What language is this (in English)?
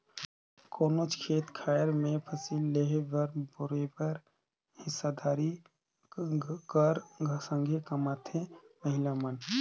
Chhattisgarhi